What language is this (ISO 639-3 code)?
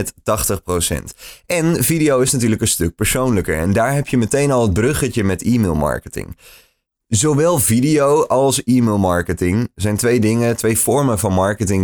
nld